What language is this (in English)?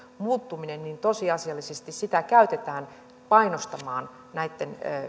Finnish